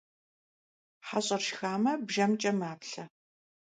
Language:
Kabardian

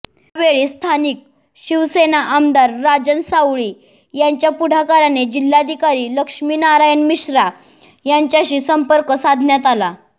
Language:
Marathi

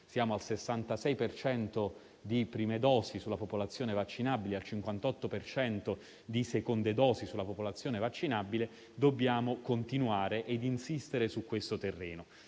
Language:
Italian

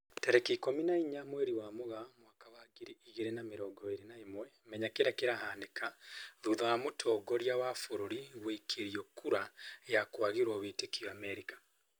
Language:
Kikuyu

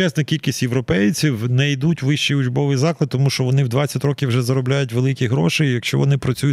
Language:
Ukrainian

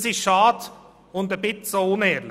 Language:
Swiss German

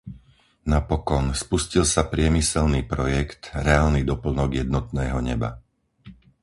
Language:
Slovak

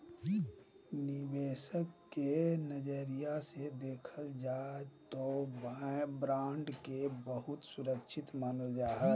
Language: Magahi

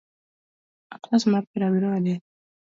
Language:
Luo (Kenya and Tanzania)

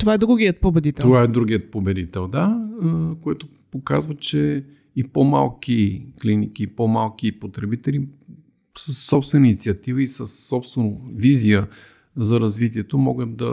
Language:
Bulgarian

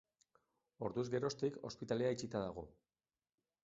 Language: Basque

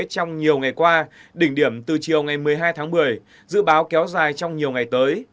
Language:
Vietnamese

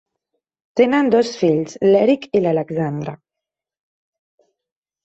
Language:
Catalan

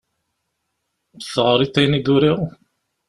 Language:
Kabyle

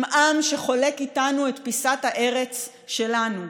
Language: Hebrew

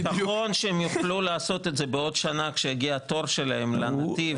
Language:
Hebrew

